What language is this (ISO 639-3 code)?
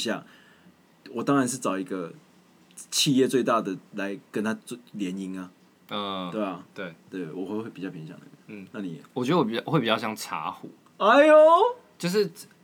zho